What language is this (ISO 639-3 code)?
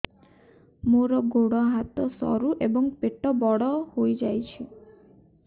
ori